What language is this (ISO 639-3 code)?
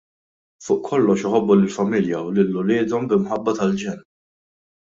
mlt